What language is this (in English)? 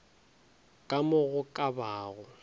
Northern Sotho